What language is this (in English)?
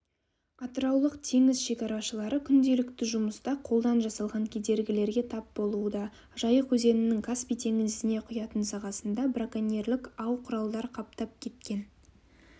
Kazakh